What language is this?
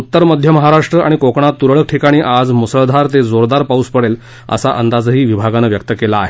Marathi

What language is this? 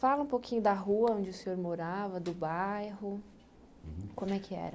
Portuguese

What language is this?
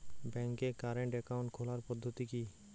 Bangla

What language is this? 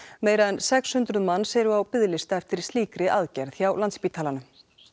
Icelandic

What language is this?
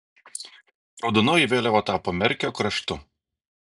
Lithuanian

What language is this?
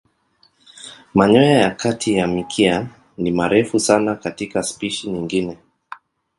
Swahili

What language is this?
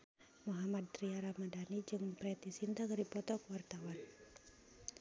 Sundanese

